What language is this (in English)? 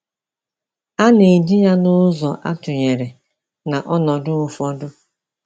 Igbo